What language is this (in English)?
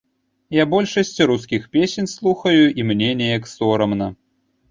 Belarusian